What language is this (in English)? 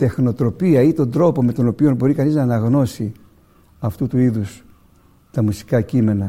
Greek